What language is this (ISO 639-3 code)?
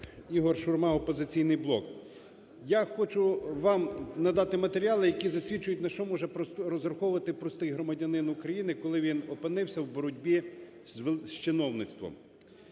ukr